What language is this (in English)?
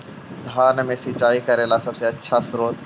Magahi